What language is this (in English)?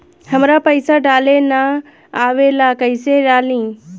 Bhojpuri